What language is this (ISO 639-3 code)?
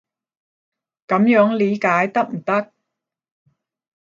yue